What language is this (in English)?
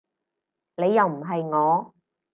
Cantonese